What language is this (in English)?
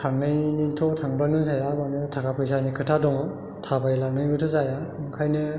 Bodo